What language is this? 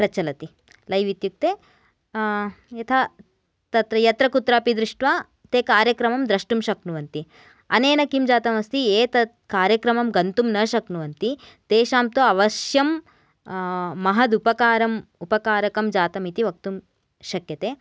Sanskrit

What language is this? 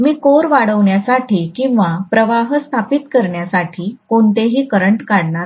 Marathi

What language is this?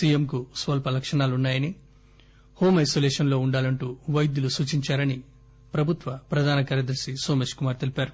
Telugu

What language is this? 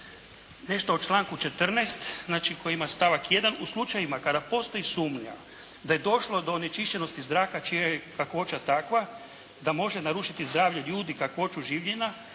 Croatian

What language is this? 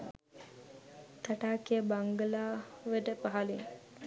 Sinhala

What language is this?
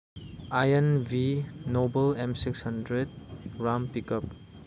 Manipuri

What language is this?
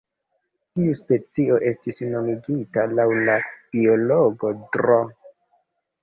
Esperanto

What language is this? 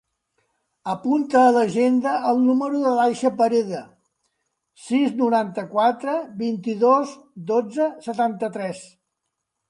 Catalan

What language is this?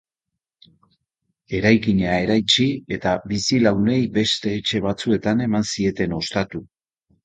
Basque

